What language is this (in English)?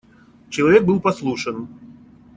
Russian